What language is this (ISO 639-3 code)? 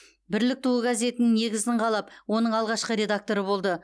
kaz